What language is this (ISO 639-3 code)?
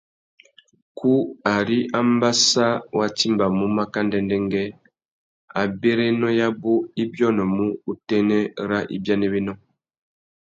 bag